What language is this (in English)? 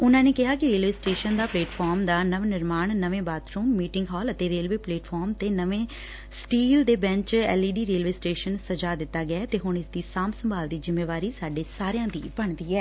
Punjabi